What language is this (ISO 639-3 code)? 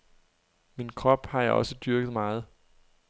dan